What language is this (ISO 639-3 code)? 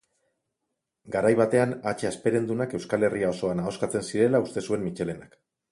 eus